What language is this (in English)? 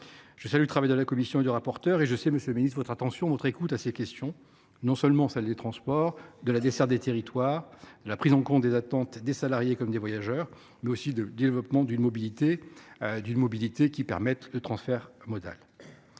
French